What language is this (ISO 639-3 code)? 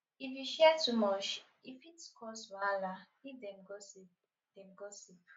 pcm